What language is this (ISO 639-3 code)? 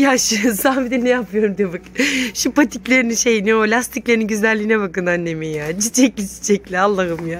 tur